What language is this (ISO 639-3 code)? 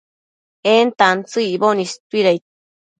mcf